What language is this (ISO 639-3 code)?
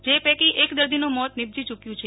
guj